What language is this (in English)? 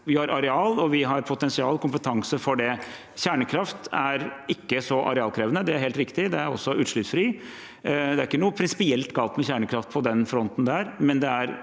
Norwegian